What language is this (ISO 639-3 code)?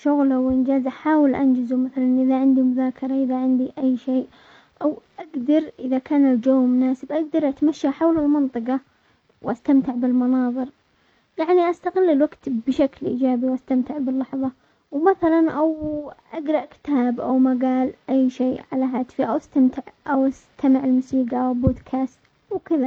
acx